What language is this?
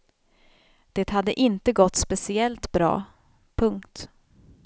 Swedish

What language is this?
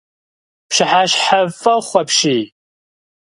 Kabardian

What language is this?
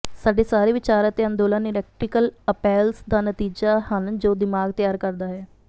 Punjabi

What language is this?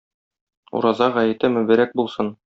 Tatar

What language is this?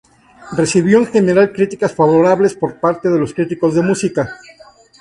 Spanish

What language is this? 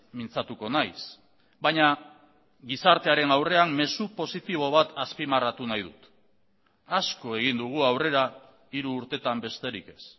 Basque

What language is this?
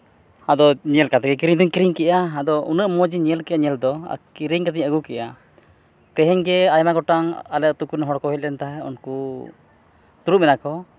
Santali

